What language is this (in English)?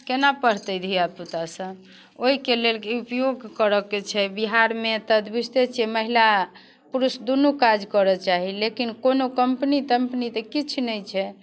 Maithili